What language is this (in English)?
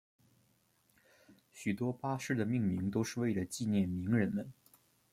Chinese